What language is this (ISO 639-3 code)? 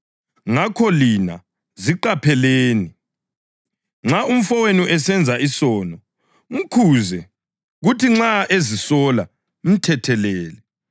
nde